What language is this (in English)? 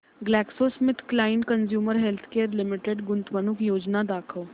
Marathi